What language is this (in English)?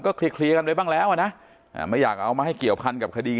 Thai